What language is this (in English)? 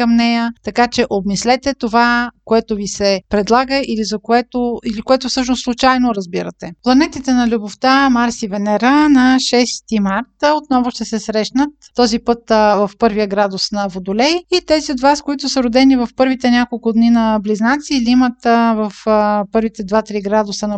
Bulgarian